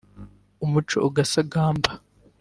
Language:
Kinyarwanda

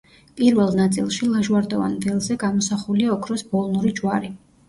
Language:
Georgian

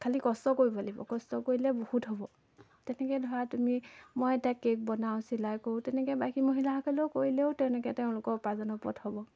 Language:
Assamese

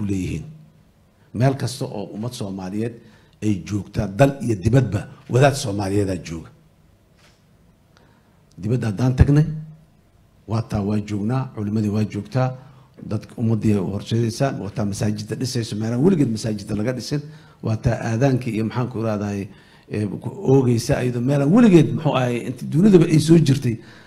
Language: Arabic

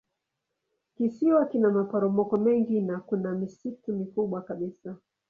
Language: Swahili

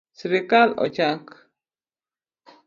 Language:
Luo (Kenya and Tanzania)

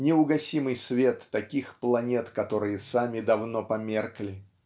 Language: Russian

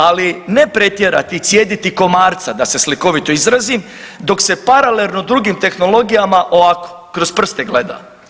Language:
Croatian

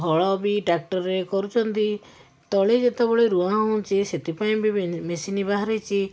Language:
Odia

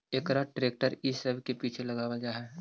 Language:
Magahi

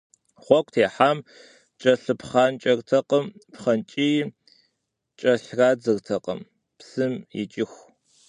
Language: Kabardian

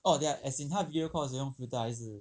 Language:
English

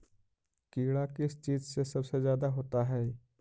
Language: Magahi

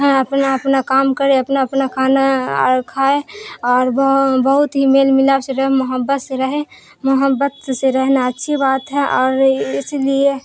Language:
Urdu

